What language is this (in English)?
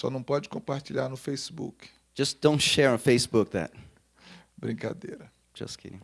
Portuguese